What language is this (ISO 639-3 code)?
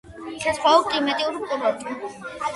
kat